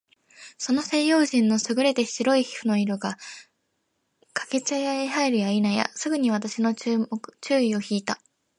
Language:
Japanese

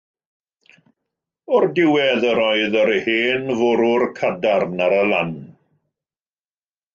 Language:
Welsh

